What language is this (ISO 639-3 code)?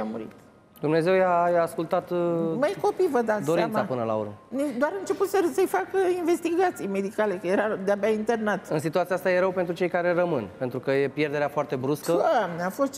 ron